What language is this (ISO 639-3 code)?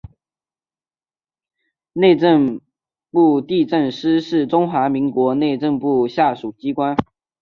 zho